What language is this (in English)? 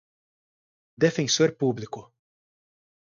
Portuguese